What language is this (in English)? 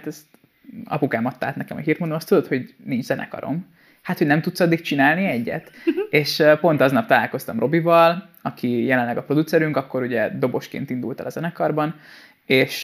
Hungarian